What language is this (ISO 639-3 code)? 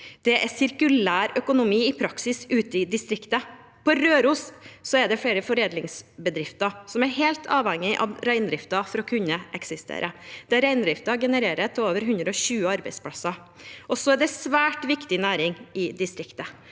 nor